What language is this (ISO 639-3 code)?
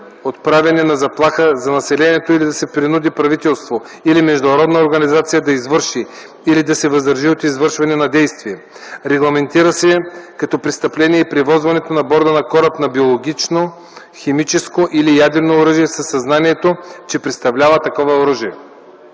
bul